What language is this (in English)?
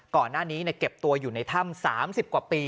Thai